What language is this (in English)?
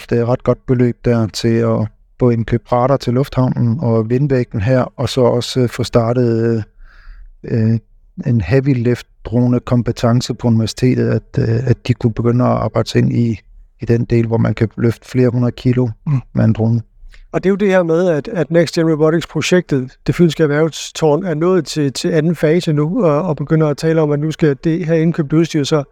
Danish